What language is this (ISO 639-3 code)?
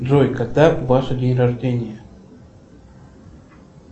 rus